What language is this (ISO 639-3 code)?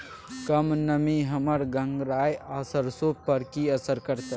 mai